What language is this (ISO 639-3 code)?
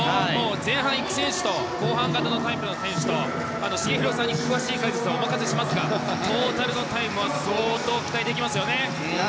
jpn